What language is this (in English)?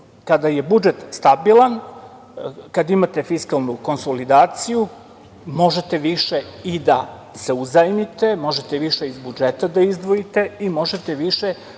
Serbian